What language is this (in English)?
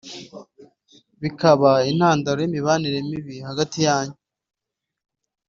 Kinyarwanda